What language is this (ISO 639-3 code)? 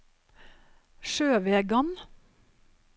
nor